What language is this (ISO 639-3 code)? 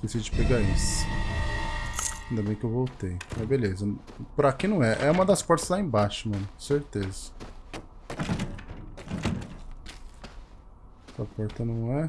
por